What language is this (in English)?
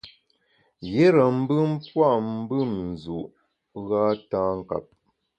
Bamun